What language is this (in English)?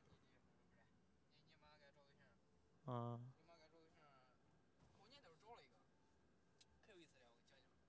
Chinese